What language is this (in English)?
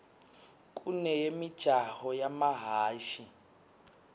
Swati